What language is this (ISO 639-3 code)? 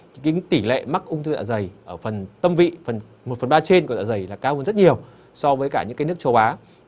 vie